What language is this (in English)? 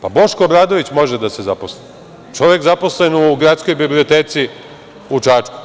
Serbian